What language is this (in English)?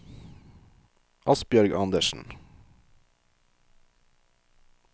Norwegian